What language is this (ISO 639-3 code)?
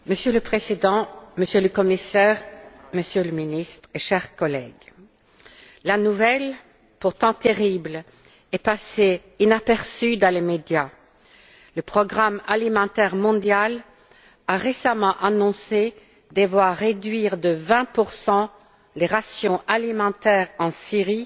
fra